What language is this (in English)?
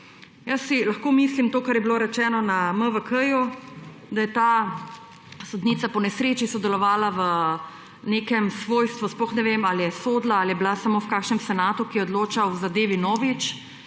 Slovenian